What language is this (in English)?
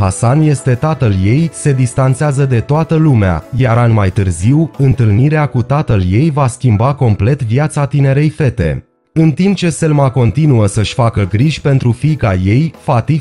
Romanian